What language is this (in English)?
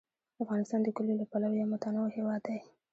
Pashto